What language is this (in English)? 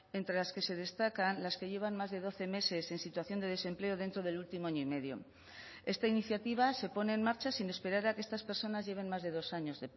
Spanish